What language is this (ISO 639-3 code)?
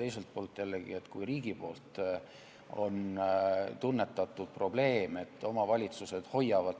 est